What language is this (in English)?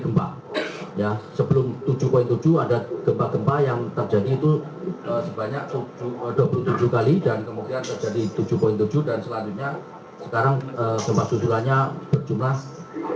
Indonesian